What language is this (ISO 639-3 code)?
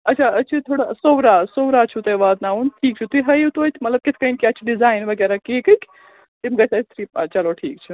kas